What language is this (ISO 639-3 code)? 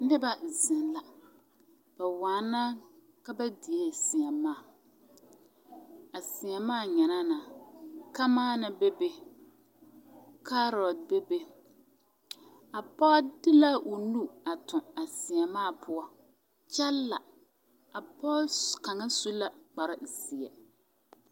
dga